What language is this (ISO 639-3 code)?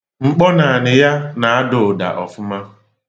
ibo